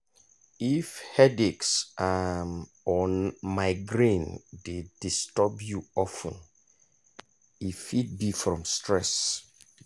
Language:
Nigerian Pidgin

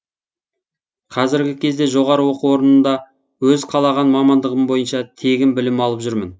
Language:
Kazakh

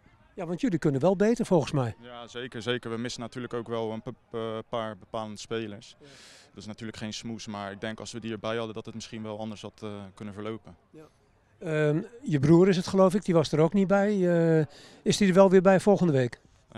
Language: Dutch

